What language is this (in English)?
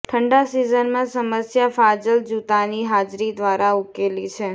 Gujarati